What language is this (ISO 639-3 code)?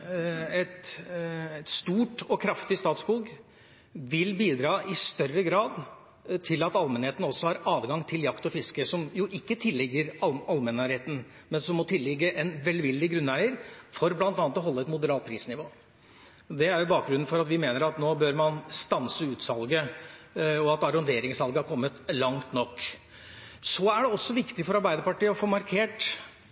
nob